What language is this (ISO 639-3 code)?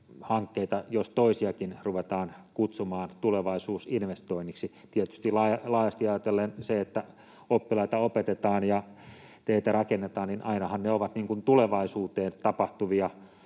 fin